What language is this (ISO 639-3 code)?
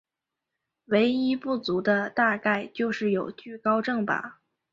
zho